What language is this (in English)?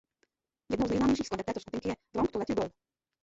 Czech